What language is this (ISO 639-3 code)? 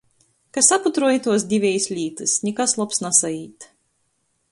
ltg